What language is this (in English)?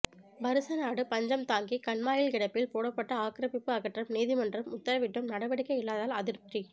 Tamil